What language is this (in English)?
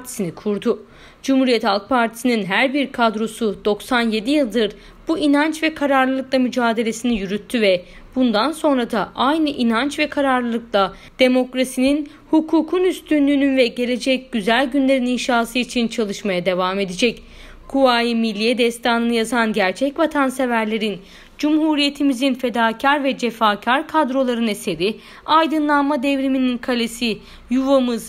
Turkish